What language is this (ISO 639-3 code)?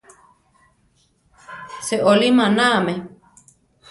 tar